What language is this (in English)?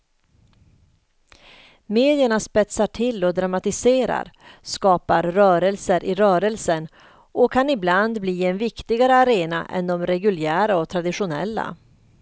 Swedish